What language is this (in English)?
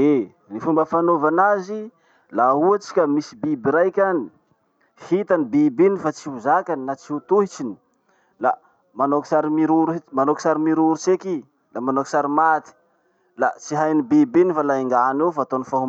Masikoro Malagasy